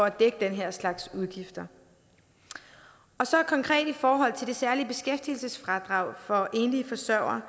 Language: Danish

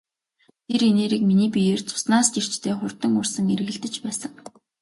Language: Mongolian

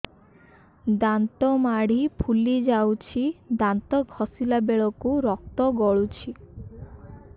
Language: Odia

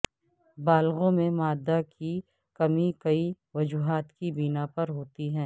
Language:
Urdu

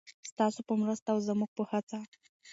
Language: Pashto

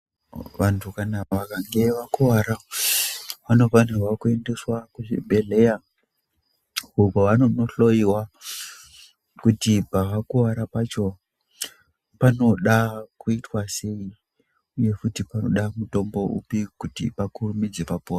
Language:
Ndau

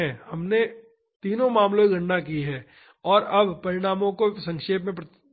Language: Hindi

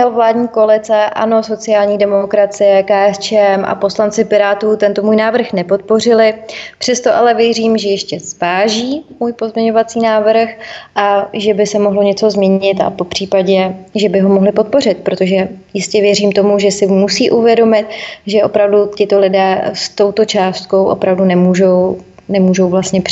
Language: Czech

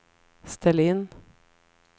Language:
Swedish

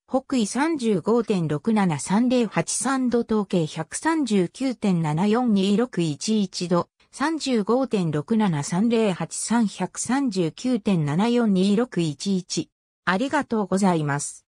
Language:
Japanese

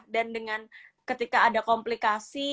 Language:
Indonesian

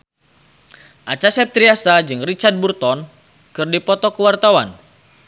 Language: Sundanese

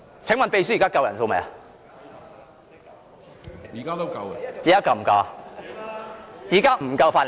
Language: Cantonese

